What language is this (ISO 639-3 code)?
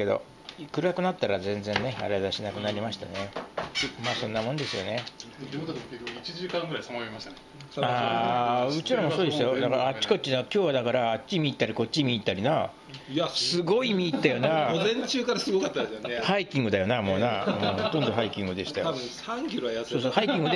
jpn